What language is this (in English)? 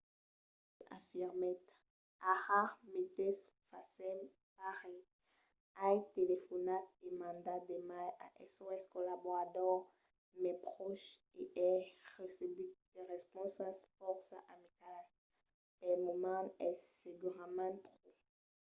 Occitan